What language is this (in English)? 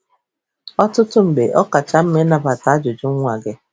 Igbo